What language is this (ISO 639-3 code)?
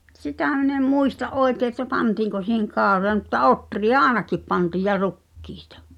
fin